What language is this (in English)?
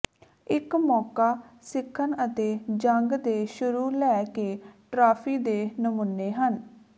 Punjabi